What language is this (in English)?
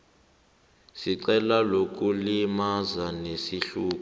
South Ndebele